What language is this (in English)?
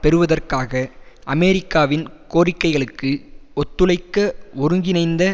Tamil